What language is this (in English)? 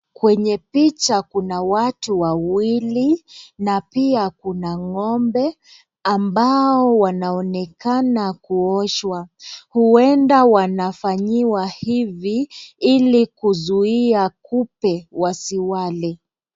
Swahili